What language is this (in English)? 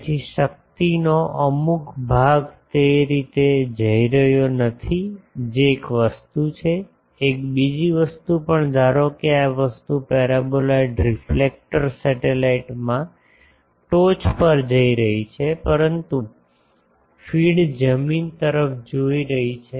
Gujarati